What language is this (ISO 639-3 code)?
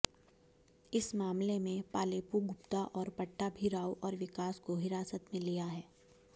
hin